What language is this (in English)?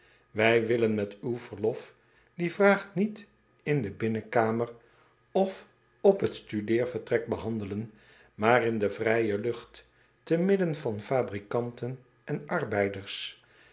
Dutch